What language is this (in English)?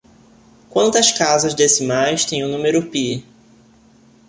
Portuguese